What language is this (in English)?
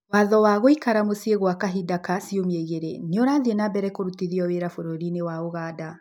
Kikuyu